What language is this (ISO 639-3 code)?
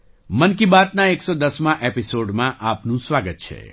guj